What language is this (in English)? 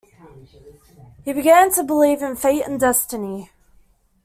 English